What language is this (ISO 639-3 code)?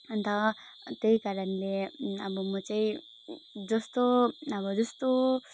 nep